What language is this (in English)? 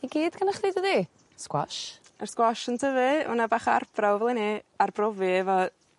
Welsh